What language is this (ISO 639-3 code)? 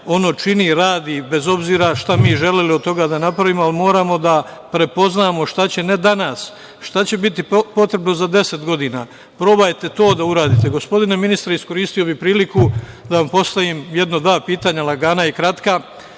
srp